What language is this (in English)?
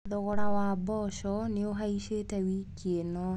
Kikuyu